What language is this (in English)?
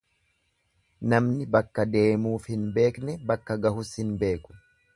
Oromo